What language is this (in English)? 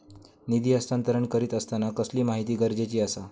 Marathi